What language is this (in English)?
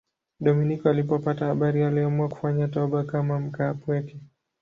Swahili